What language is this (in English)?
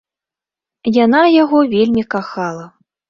Belarusian